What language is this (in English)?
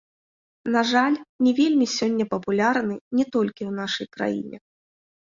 Belarusian